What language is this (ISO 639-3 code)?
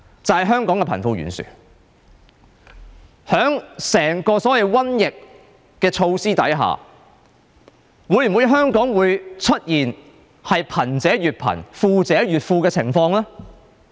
yue